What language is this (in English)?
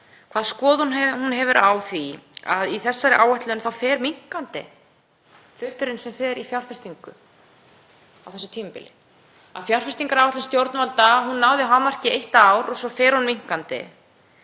Icelandic